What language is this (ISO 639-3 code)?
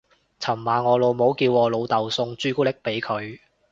yue